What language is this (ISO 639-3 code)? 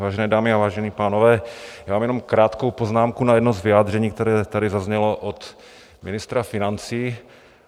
ces